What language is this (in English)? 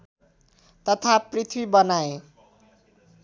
Nepali